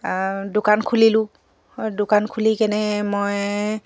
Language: Assamese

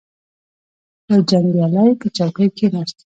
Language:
Pashto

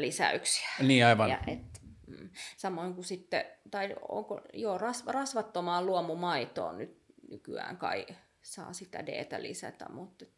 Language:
Finnish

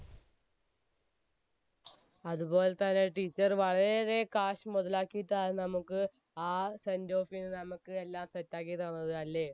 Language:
Malayalam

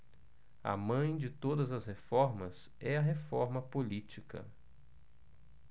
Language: Portuguese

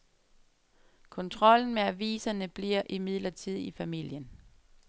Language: Danish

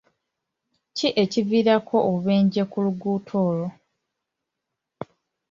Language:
Ganda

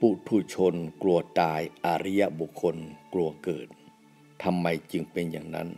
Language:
Thai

